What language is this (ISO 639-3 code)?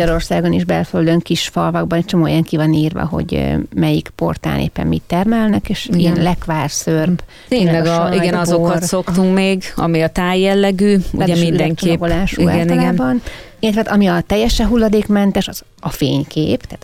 hun